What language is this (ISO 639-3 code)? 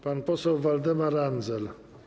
pol